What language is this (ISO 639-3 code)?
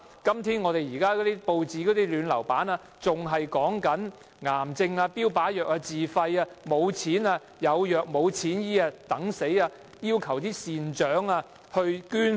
yue